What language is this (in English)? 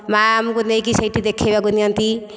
Odia